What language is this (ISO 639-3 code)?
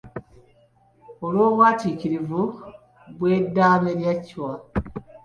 lug